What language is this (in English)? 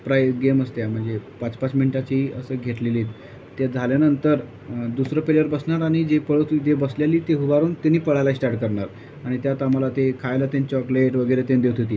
Marathi